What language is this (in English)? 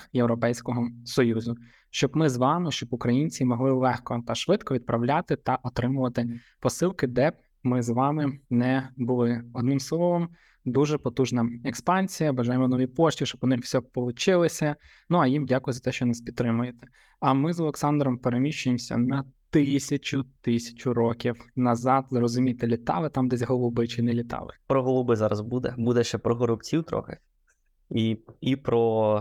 Ukrainian